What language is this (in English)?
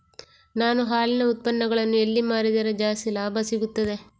Kannada